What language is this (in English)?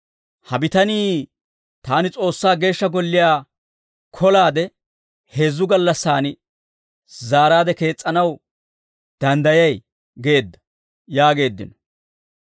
Dawro